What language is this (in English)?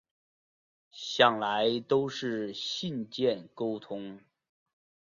Chinese